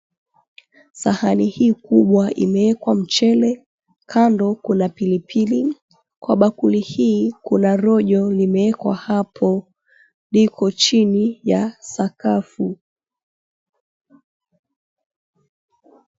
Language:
Swahili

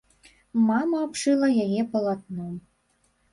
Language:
Belarusian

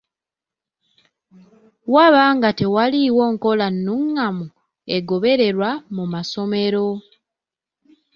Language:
Ganda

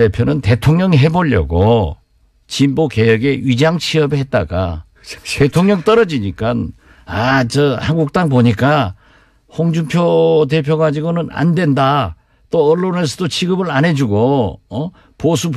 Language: Korean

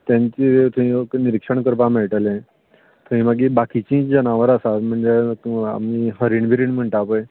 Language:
Konkani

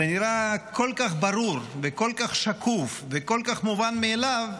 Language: Hebrew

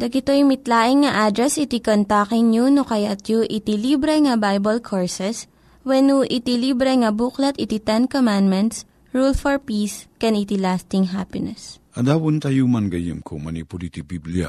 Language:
Filipino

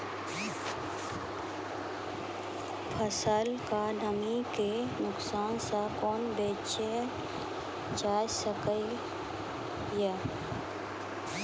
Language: Maithili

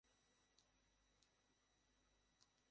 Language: Bangla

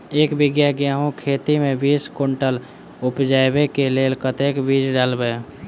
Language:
Maithili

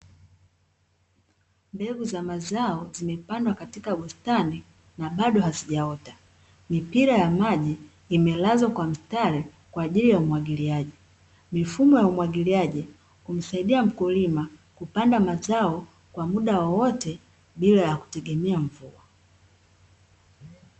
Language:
Swahili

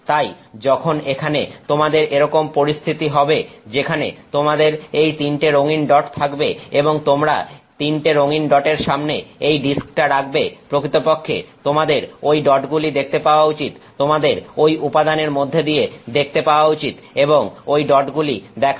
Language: Bangla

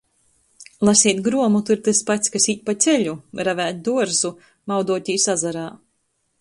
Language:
Latgalian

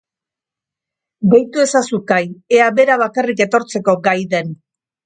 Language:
Basque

